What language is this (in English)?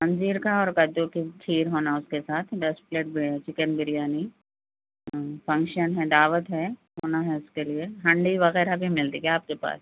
Urdu